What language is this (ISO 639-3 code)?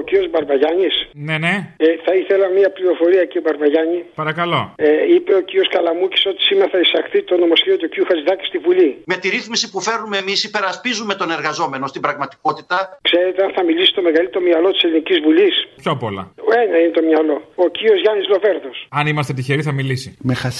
ell